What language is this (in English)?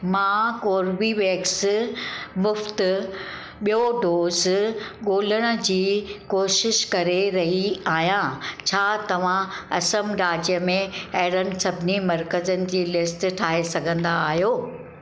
Sindhi